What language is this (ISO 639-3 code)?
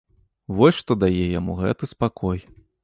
bel